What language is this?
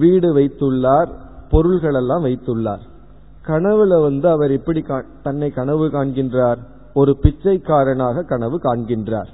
Tamil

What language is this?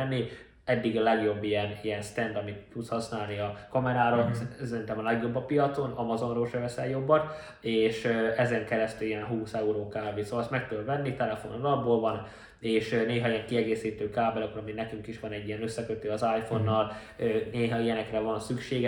Hungarian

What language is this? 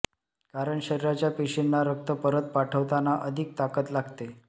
Marathi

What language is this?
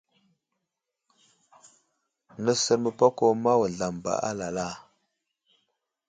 Wuzlam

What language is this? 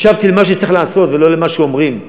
Hebrew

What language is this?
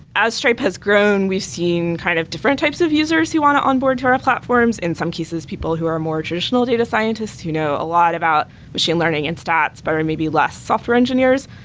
English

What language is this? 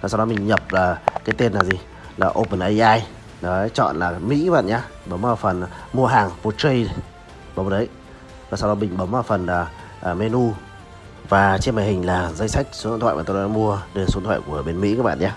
Vietnamese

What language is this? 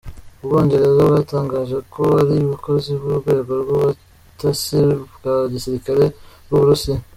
Kinyarwanda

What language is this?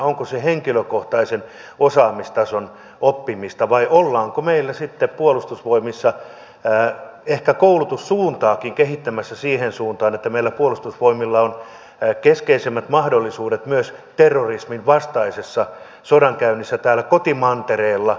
Finnish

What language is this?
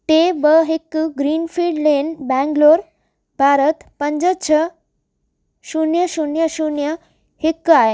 Sindhi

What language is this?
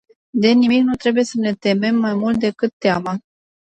Romanian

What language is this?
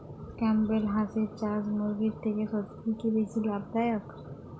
Bangla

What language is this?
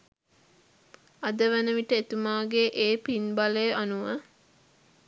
Sinhala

